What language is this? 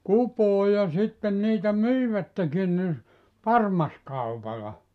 Finnish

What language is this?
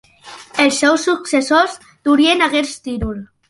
Catalan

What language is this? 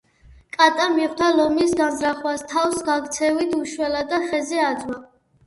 Georgian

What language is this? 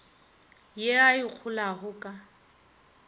Northern Sotho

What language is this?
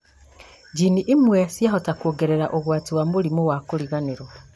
Kikuyu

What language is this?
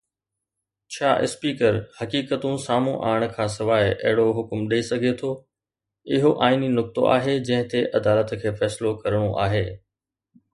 Sindhi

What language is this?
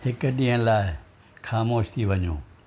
Sindhi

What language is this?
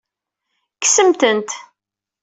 Kabyle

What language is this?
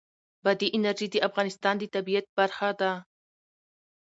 Pashto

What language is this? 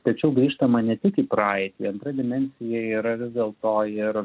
Lithuanian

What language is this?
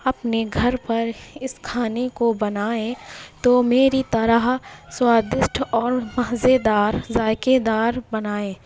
Urdu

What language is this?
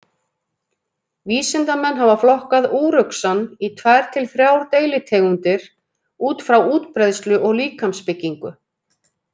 Icelandic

